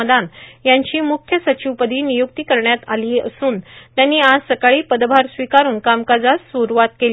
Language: Marathi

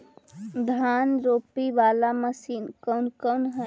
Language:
Magahi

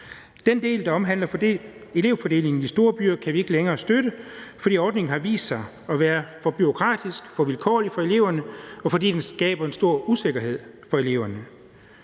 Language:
Danish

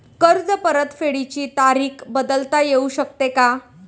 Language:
Marathi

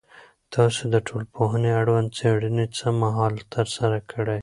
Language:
Pashto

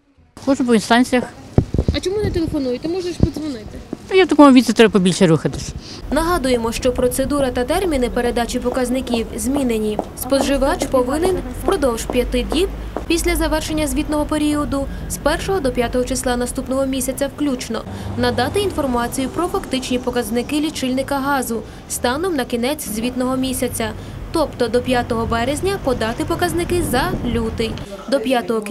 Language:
Ukrainian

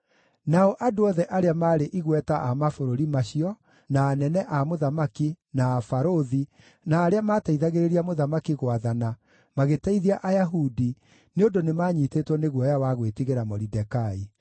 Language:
Kikuyu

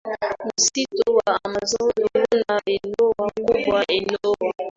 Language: Swahili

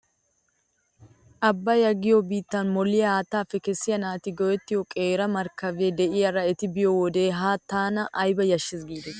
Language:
Wolaytta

